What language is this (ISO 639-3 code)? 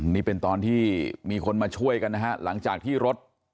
tha